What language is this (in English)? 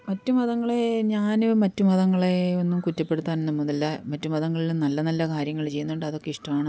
Malayalam